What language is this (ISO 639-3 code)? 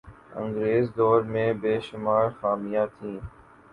urd